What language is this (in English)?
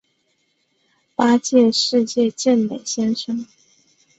Chinese